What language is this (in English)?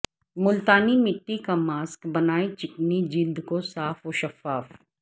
Urdu